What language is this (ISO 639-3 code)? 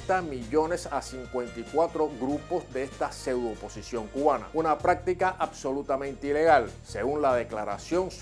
spa